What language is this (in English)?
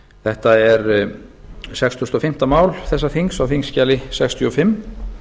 Icelandic